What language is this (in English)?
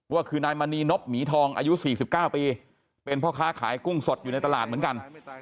Thai